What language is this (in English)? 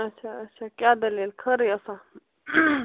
Kashmiri